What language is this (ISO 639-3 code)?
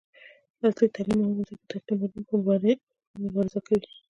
pus